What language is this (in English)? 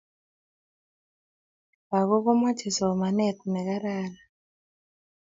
Kalenjin